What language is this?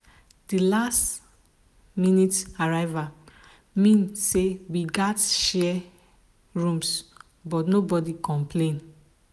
Nigerian Pidgin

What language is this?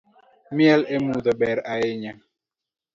Luo (Kenya and Tanzania)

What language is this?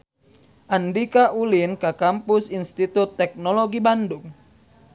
Sundanese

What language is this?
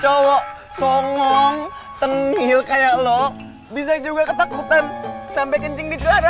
Indonesian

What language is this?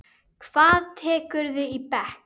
Icelandic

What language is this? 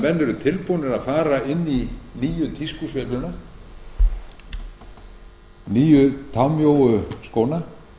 Icelandic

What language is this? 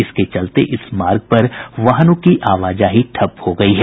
Hindi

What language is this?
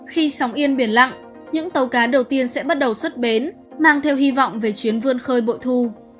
Vietnamese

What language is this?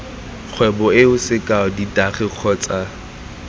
Tswana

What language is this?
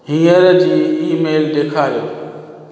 Sindhi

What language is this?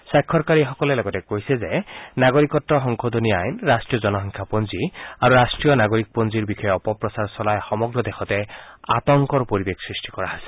Assamese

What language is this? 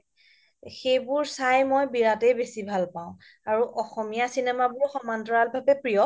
Assamese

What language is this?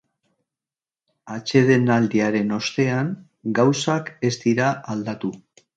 Basque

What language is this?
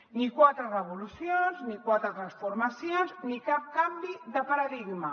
Catalan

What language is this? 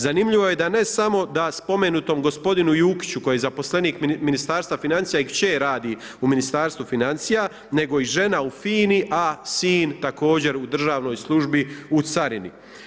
Croatian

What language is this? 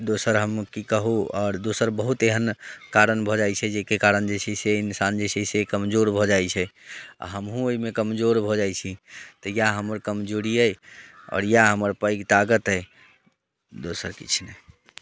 Maithili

